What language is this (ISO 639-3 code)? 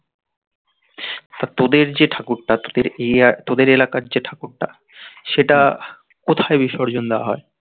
ben